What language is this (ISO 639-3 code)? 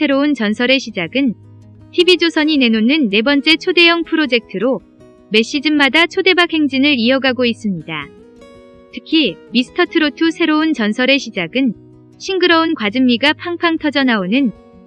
kor